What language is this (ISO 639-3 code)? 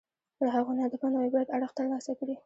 pus